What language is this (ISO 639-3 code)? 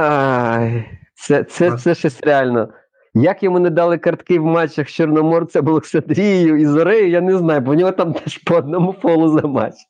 ukr